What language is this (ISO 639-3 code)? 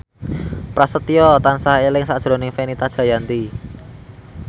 jav